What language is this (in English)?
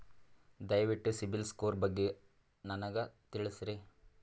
Kannada